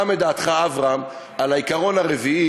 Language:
Hebrew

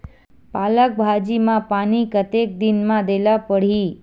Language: Chhattisgarhi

